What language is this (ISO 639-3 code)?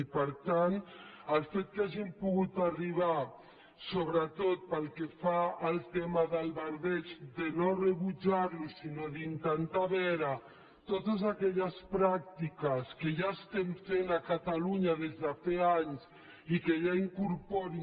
cat